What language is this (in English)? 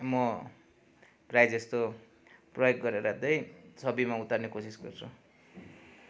Nepali